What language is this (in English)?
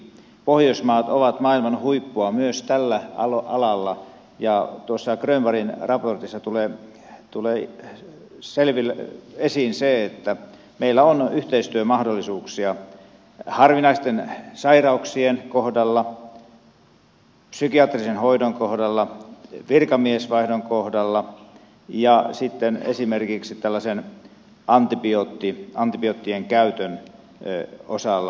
Finnish